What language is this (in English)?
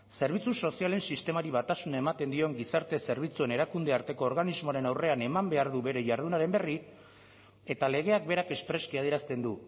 Basque